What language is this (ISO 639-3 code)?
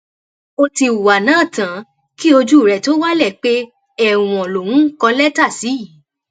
yor